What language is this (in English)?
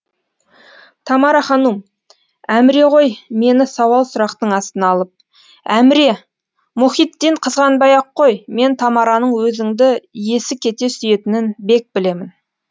Kazakh